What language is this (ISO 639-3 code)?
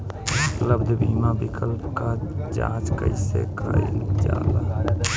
bho